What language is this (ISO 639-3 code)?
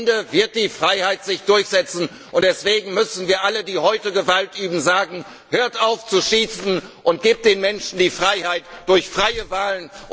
deu